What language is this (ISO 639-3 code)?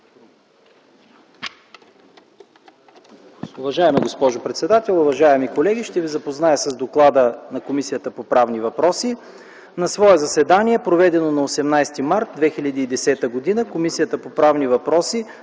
bul